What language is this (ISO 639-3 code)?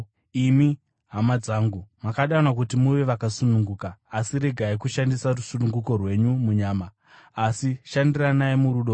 sna